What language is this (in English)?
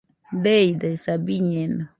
Nüpode Huitoto